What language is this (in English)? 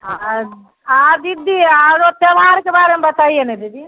Maithili